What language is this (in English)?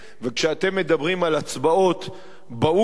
Hebrew